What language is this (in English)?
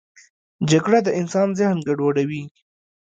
Pashto